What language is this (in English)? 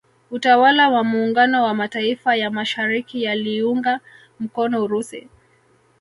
Swahili